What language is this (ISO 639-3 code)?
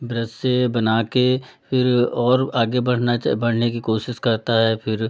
hin